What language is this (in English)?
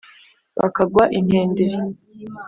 Kinyarwanda